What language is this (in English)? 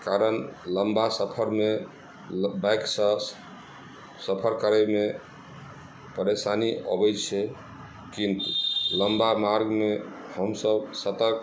Maithili